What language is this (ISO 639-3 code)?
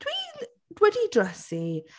cym